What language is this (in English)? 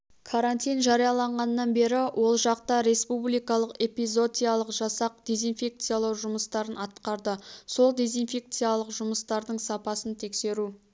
Kazakh